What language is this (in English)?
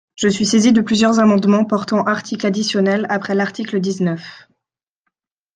French